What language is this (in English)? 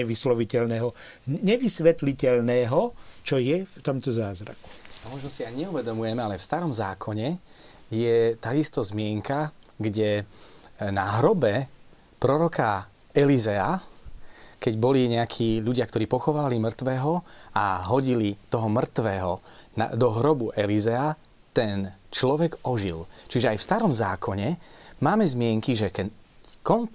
Slovak